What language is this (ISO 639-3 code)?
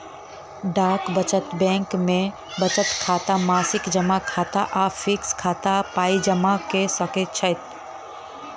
mai